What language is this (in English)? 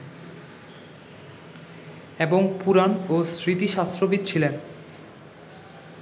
Bangla